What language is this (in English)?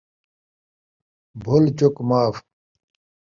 Saraiki